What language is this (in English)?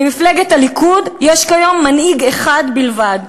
Hebrew